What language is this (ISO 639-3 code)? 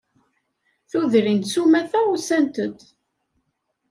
kab